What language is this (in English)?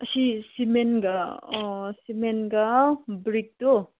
Manipuri